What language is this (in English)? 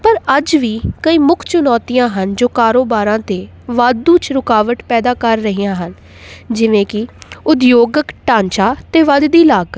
Punjabi